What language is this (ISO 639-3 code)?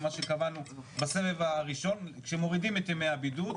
heb